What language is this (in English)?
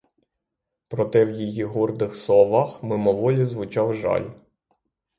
Ukrainian